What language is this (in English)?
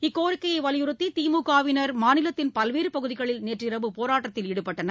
Tamil